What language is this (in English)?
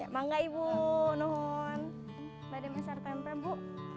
Indonesian